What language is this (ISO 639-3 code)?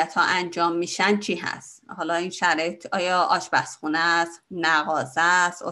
fas